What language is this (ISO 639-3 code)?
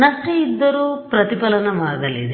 kan